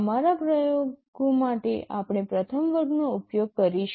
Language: Gujarati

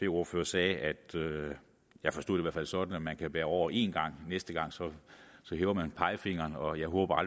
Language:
Danish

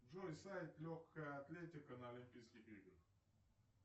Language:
Russian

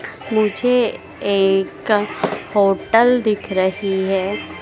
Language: Hindi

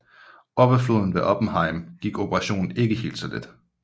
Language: Danish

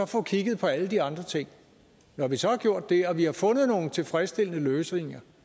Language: Danish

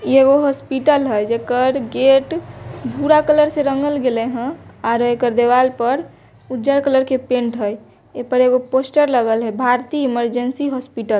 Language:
Magahi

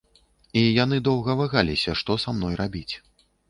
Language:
Belarusian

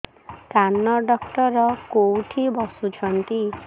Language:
Odia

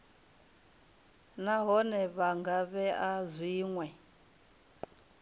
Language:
Venda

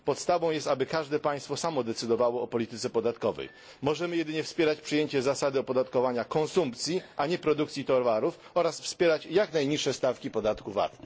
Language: Polish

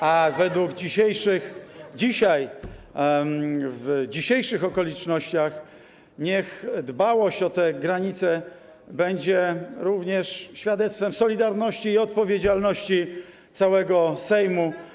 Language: Polish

